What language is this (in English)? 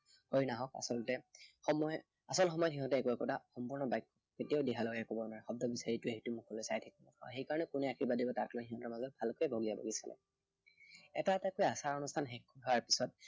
Assamese